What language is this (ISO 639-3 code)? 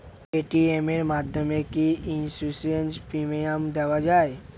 ben